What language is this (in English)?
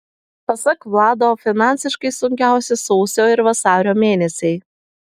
Lithuanian